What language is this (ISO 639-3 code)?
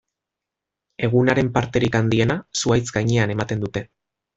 eus